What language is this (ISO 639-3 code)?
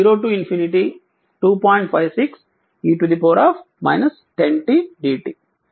tel